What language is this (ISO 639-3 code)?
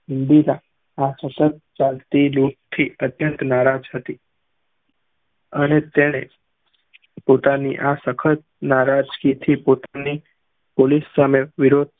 guj